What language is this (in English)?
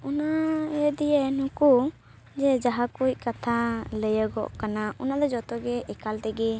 Santali